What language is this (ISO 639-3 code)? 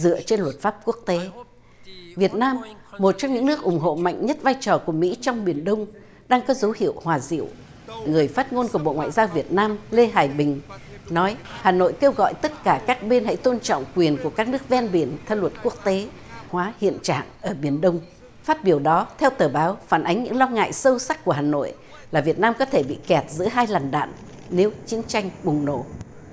vie